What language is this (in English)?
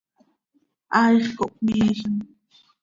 Seri